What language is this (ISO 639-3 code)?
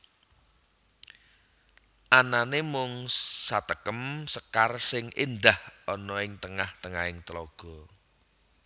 jav